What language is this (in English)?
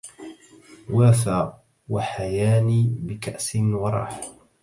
Arabic